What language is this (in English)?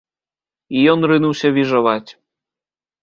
Belarusian